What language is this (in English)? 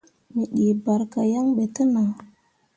Mundang